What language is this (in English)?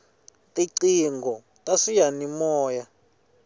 Tsonga